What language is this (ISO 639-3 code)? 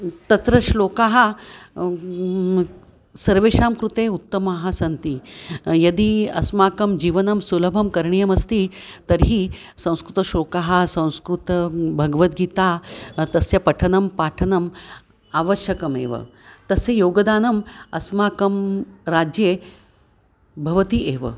san